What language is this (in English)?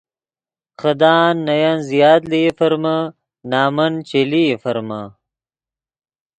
Yidgha